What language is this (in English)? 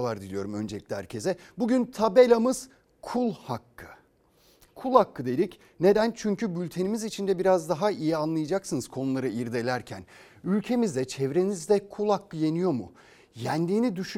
Turkish